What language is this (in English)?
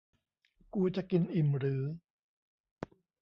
Thai